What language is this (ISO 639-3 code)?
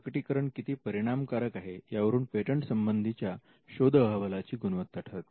mar